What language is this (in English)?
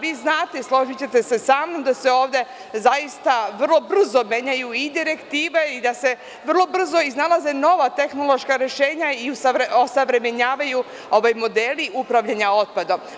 Serbian